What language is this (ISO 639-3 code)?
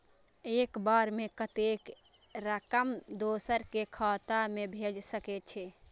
mai